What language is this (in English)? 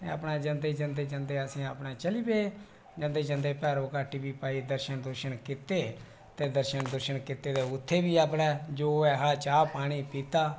Dogri